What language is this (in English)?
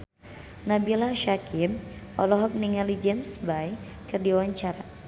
Sundanese